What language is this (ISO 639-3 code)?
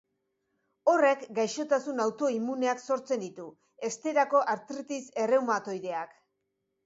eus